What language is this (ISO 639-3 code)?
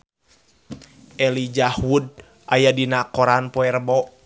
sun